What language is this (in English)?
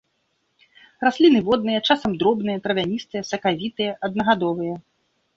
Belarusian